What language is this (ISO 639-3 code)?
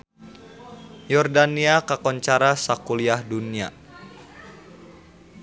sun